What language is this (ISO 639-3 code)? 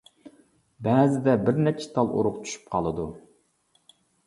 uig